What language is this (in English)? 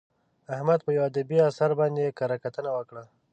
Pashto